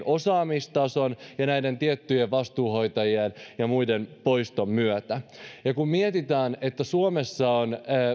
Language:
Finnish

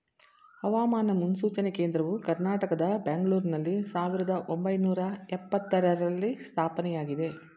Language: Kannada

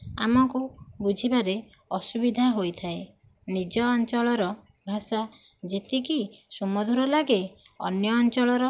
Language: Odia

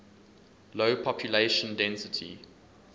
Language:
English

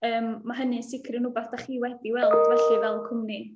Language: Welsh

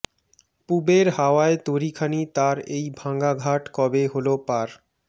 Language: Bangla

